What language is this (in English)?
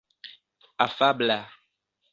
Esperanto